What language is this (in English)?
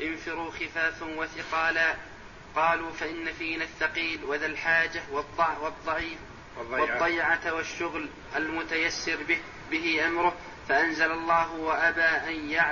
Arabic